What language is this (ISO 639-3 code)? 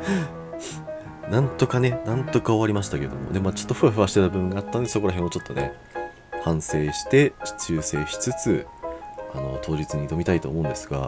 jpn